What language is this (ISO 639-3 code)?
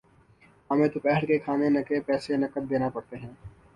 urd